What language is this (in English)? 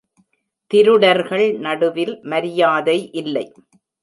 Tamil